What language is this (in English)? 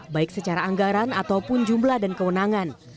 Indonesian